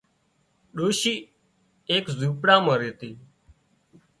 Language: Wadiyara Koli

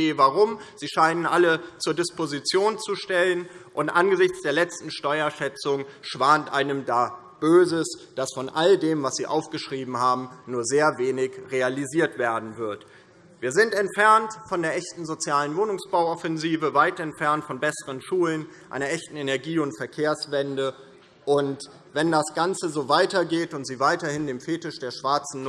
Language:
German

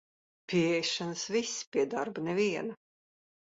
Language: Latvian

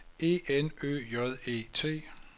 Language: Danish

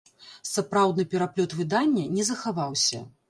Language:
Belarusian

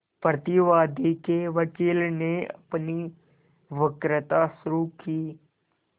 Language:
Hindi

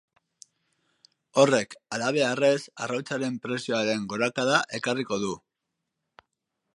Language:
Basque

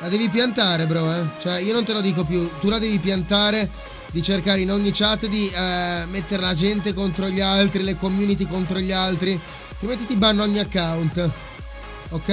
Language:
Italian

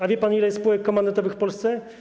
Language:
Polish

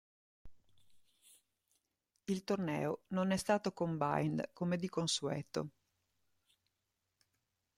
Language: Italian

